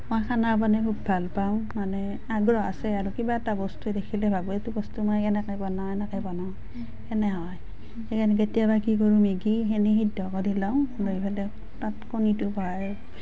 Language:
Assamese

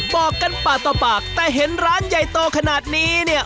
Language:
Thai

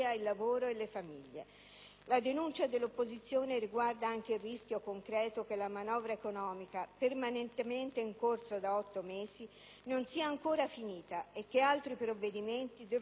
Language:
Italian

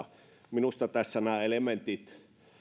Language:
Finnish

